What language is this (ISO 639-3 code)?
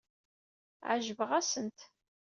kab